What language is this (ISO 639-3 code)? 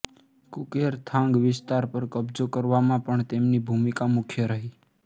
guj